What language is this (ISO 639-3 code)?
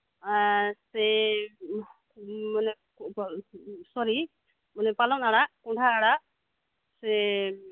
sat